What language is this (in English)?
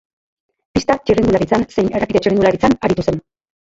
Basque